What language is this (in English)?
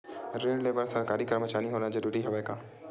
Chhattisgarhi